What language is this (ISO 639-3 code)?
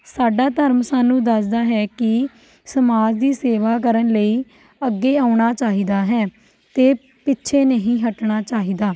pan